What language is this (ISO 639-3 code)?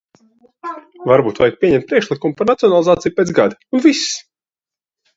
lav